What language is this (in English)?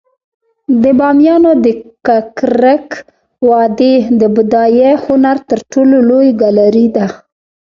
Pashto